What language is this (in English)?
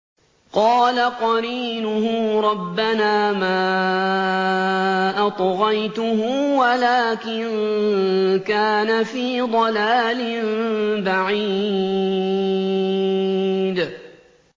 Arabic